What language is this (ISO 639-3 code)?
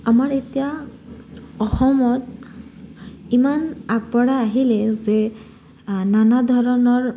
asm